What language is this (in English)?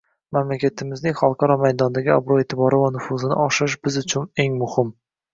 Uzbek